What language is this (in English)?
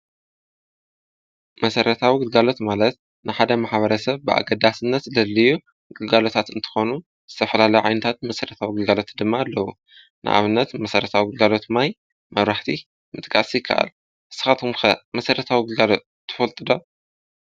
Tigrinya